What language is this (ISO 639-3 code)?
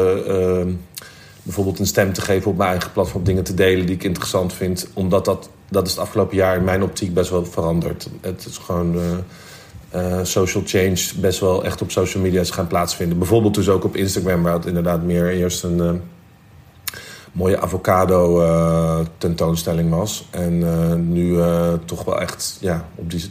nld